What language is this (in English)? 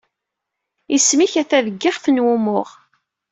Kabyle